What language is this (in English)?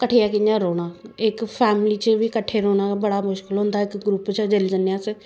Dogri